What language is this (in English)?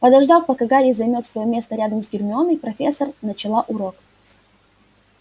Russian